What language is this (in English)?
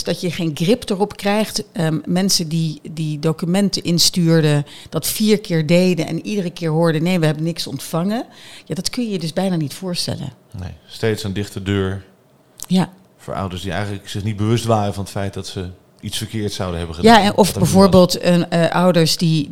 Dutch